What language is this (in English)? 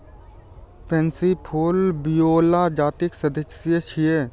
Maithili